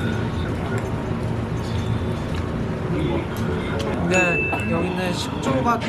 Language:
Korean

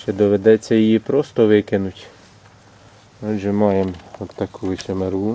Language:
Ukrainian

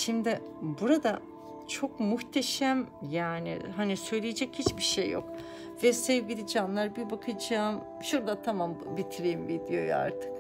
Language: Turkish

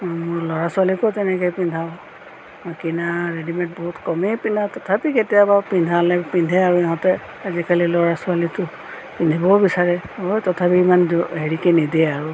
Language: Assamese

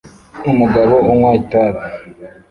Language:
Kinyarwanda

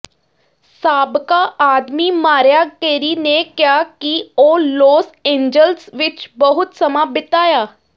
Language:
Punjabi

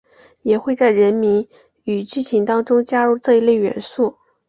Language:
Chinese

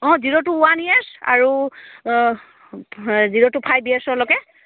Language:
Assamese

